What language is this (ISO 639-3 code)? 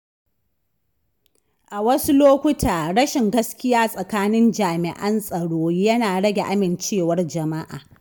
hau